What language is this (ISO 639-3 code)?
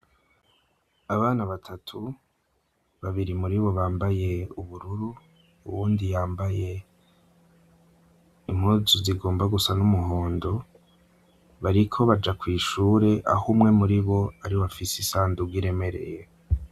run